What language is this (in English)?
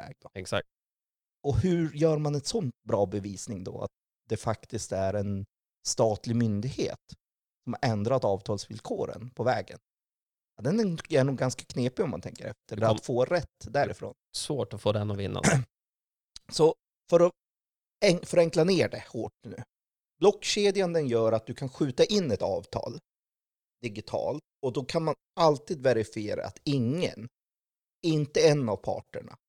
Swedish